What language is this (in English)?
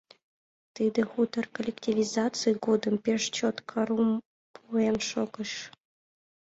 Mari